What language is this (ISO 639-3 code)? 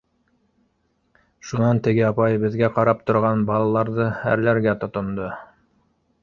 bak